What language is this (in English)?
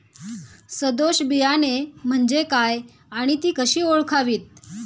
Marathi